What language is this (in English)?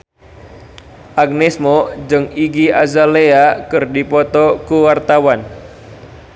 Sundanese